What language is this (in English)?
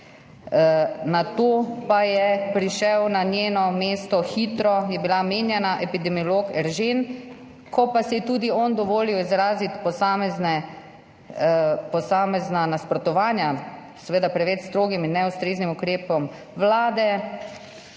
Slovenian